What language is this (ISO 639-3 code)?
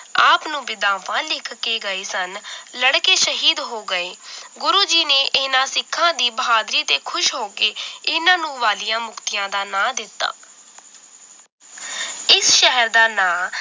pan